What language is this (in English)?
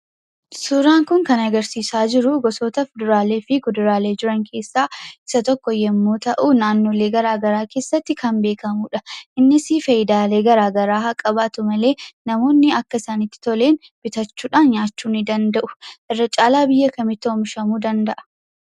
Oromo